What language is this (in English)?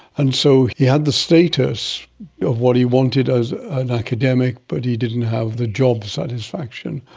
English